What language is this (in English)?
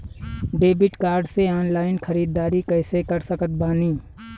Bhojpuri